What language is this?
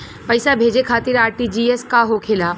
Bhojpuri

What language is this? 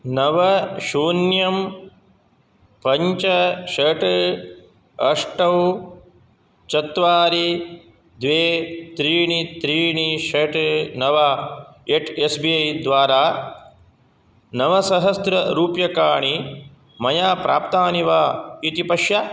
Sanskrit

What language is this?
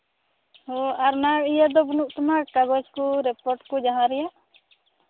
Santali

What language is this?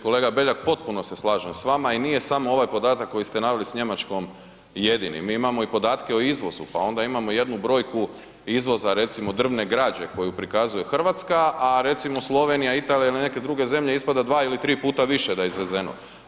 Croatian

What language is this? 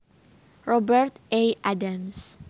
Javanese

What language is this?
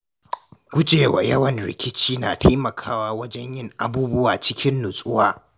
Hausa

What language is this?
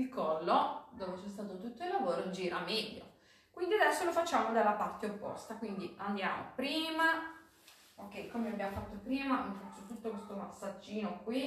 Italian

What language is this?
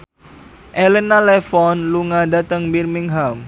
Javanese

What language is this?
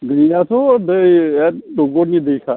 Bodo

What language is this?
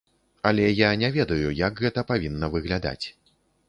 Belarusian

